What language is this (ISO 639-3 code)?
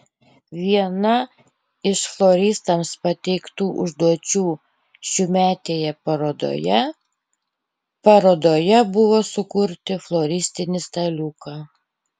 lit